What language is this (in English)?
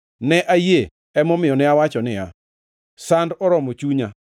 Luo (Kenya and Tanzania)